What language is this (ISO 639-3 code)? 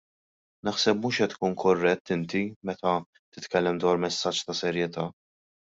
mlt